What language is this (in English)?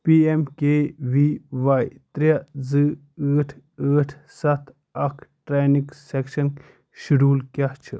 Kashmiri